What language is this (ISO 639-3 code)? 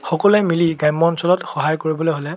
asm